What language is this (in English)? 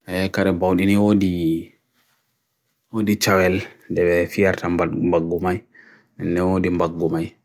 Bagirmi Fulfulde